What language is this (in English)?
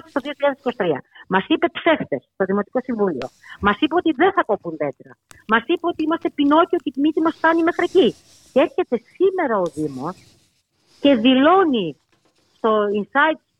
Greek